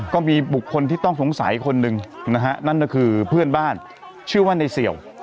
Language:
Thai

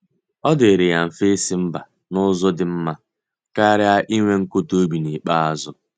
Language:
Igbo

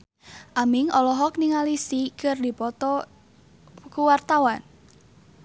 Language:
Sundanese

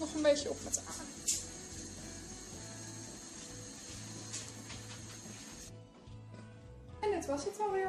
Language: Dutch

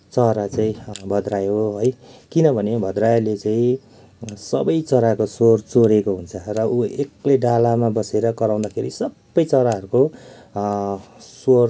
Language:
Nepali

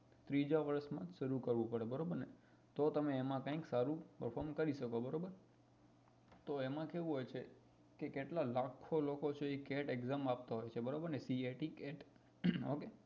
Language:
Gujarati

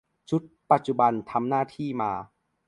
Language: Thai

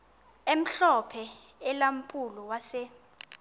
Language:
Xhosa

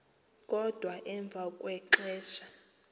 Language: Xhosa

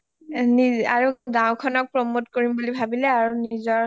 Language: Assamese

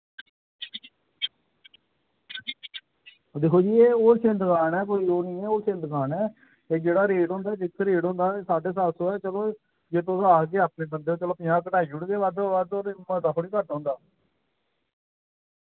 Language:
Dogri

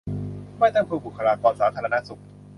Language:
Thai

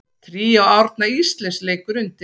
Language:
Icelandic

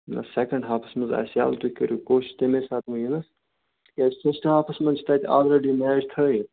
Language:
Kashmiri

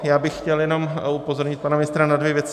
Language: Czech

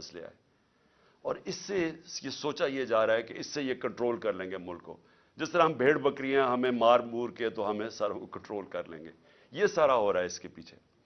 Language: Urdu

